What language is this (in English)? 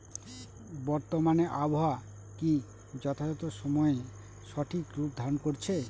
Bangla